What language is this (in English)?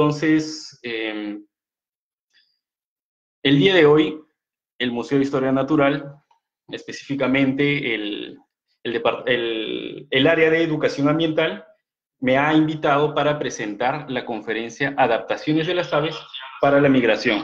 Spanish